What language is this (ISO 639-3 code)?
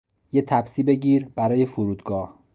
fas